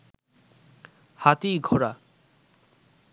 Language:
Bangla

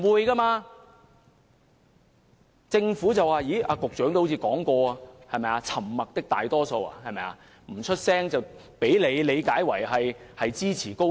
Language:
Cantonese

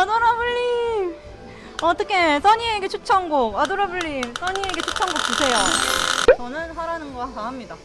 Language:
Korean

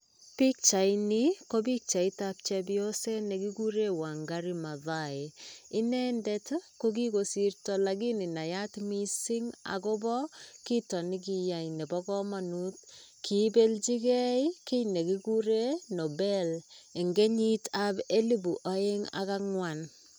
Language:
Kalenjin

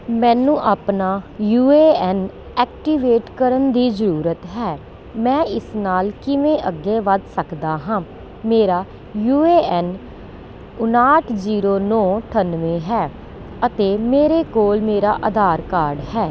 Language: Punjabi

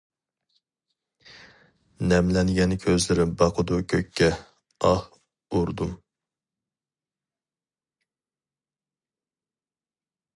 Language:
Uyghur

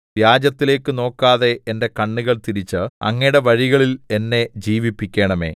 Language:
Malayalam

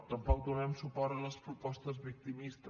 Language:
Catalan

